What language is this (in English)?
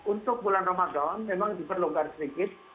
Indonesian